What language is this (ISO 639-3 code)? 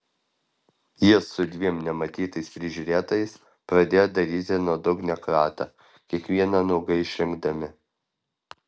lit